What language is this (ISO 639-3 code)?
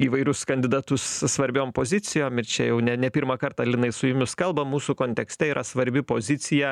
lit